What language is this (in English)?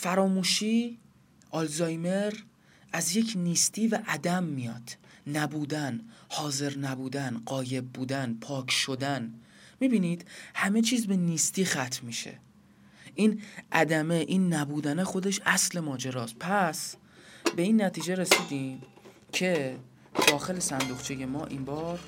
Persian